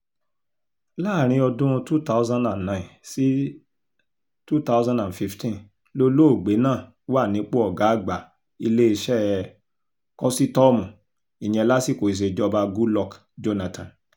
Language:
Yoruba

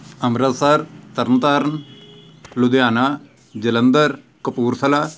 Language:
Punjabi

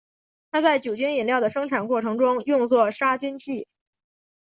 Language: Chinese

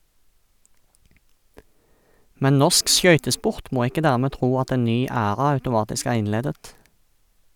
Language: Norwegian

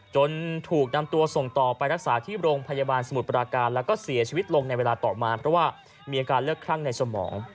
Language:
Thai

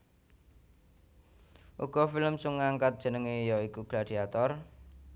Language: Javanese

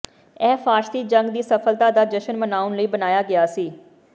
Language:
Punjabi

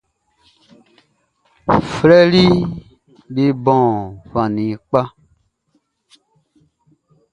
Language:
Baoulé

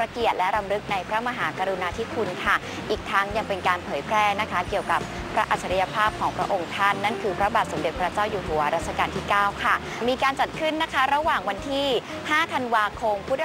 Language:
Thai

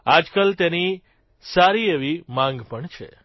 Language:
Gujarati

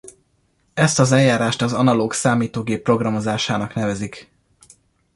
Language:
Hungarian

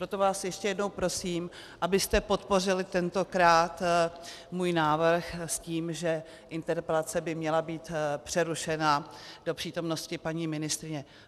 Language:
Czech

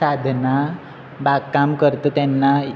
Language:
Konkani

